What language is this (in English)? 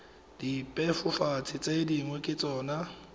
Tswana